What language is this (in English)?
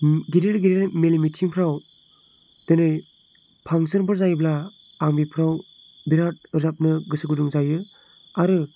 Bodo